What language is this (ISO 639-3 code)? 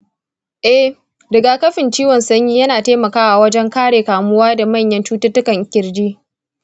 hau